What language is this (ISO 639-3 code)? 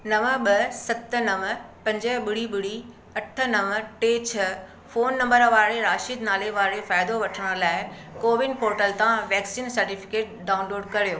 snd